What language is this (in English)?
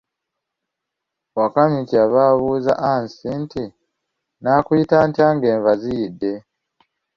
Ganda